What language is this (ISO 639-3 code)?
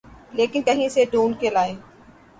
urd